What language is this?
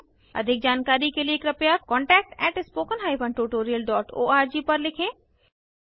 Hindi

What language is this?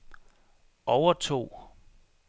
Danish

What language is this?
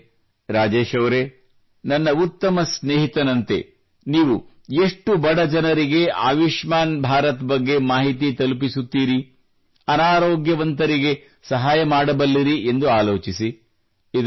Kannada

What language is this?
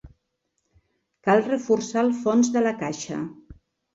Catalan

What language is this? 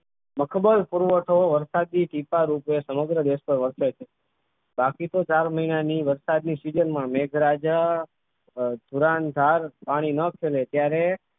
Gujarati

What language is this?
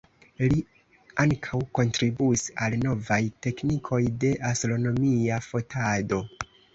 Esperanto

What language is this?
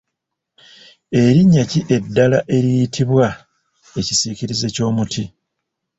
Ganda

